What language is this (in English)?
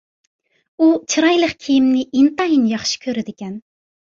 Uyghur